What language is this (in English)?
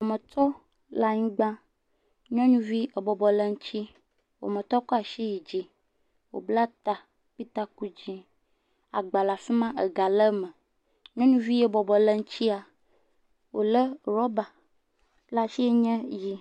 Ewe